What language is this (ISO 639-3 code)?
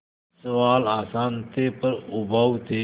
hin